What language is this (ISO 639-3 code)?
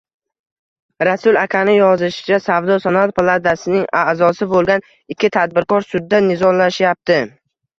uzb